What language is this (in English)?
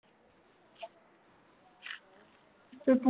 Punjabi